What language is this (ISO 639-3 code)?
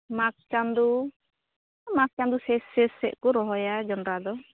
sat